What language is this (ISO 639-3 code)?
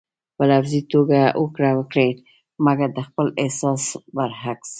pus